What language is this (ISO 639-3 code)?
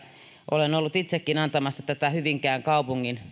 fin